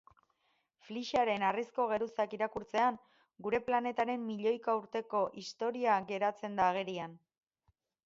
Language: Basque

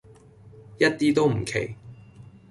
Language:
Cantonese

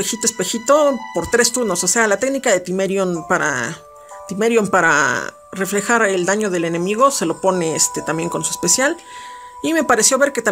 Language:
Spanish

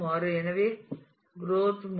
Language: Tamil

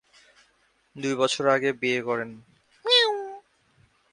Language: Bangla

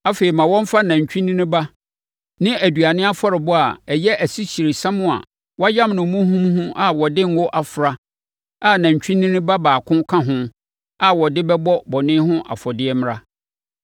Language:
Akan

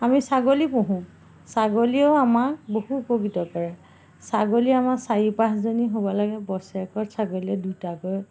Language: Assamese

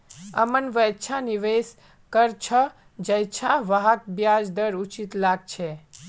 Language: Magahi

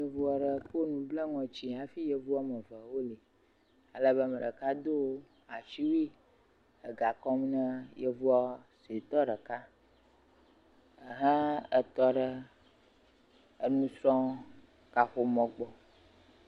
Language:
Ewe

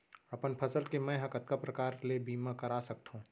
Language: Chhattisgarhi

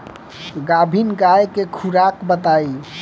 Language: Bhojpuri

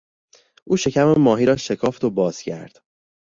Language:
Persian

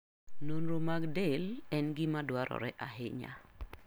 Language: Luo (Kenya and Tanzania)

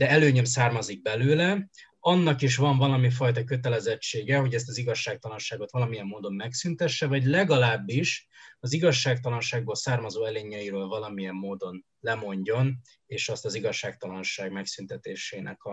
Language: Hungarian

